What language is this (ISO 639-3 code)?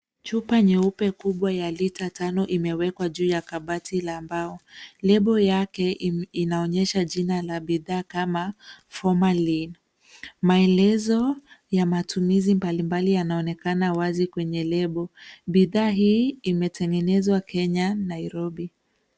swa